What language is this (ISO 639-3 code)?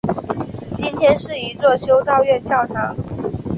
zho